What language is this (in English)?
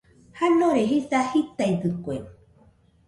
Nüpode Huitoto